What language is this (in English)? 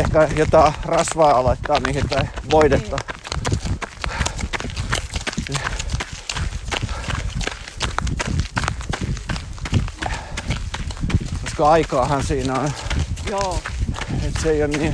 Finnish